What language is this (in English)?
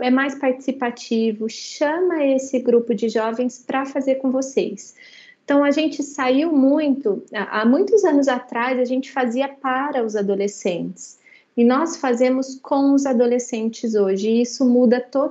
Portuguese